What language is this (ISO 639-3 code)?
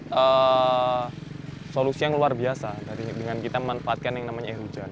ind